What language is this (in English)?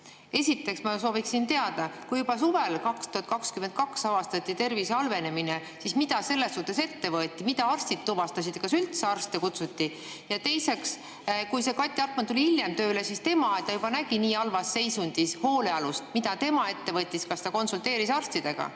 Estonian